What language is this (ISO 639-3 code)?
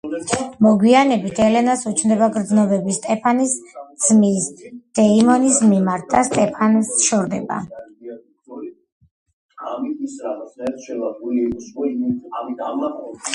kat